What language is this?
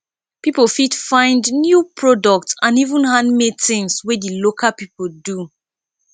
Nigerian Pidgin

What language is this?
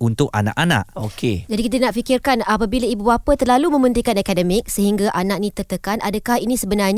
Malay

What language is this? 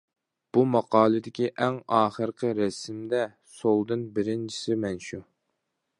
Uyghur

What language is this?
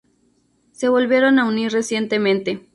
Spanish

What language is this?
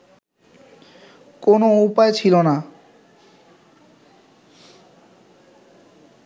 Bangla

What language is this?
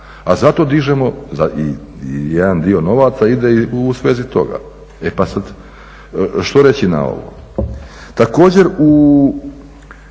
Croatian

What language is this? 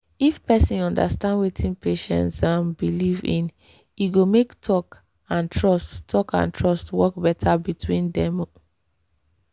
Nigerian Pidgin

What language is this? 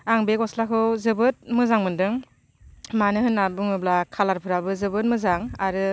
Bodo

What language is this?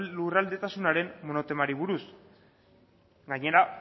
Basque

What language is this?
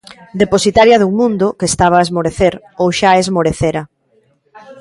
Galician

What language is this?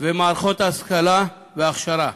Hebrew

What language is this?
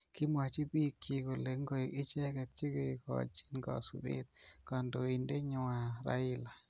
Kalenjin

